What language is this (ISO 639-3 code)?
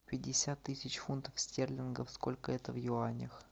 rus